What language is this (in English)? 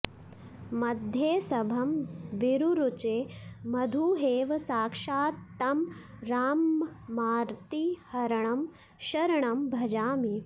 Sanskrit